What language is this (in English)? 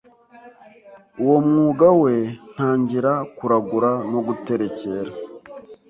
Kinyarwanda